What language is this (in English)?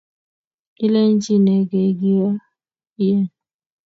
Kalenjin